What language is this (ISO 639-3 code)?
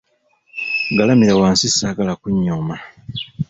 lug